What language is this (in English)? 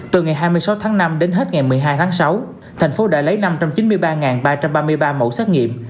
Vietnamese